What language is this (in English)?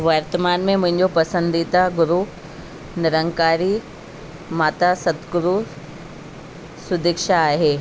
Sindhi